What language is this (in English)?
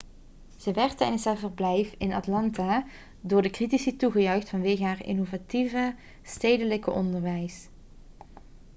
Dutch